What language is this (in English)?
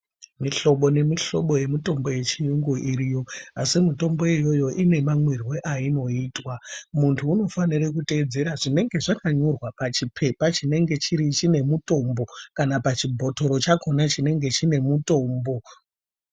Ndau